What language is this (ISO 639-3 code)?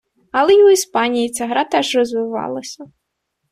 ukr